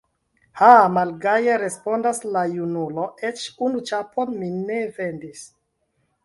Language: Esperanto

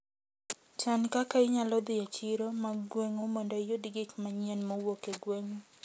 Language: Luo (Kenya and Tanzania)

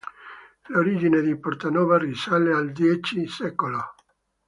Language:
Italian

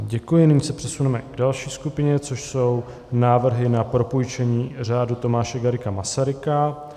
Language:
Czech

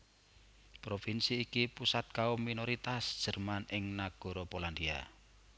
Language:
Javanese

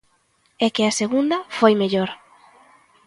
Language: Galician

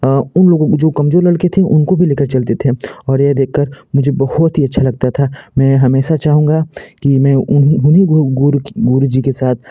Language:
Hindi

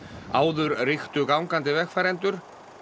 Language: Icelandic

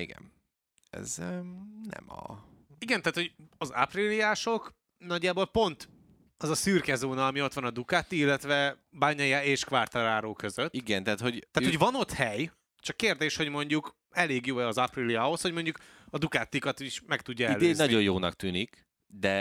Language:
Hungarian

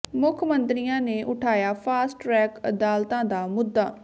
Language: Punjabi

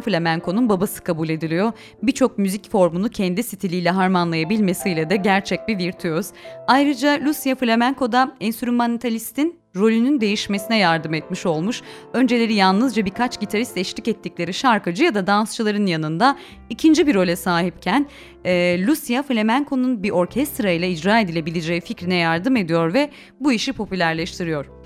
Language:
Turkish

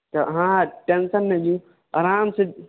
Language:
Maithili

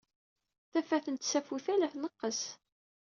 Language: Kabyle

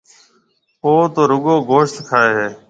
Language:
Marwari (Pakistan)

